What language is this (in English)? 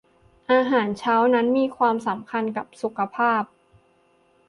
Thai